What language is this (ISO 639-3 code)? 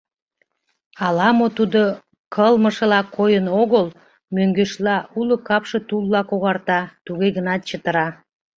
chm